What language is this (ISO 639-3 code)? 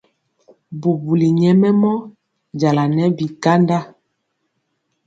mcx